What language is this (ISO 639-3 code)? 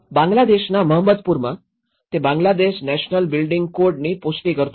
guj